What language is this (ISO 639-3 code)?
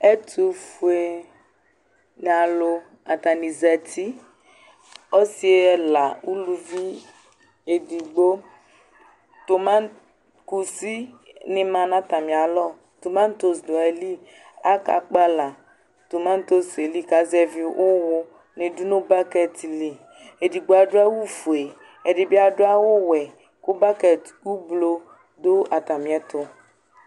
kpo